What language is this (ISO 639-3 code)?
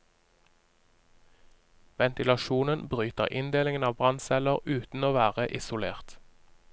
nor